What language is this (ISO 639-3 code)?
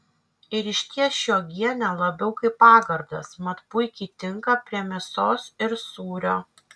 lit